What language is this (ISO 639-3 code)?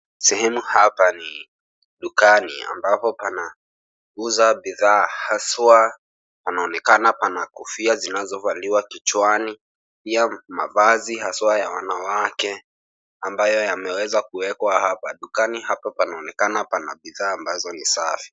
swa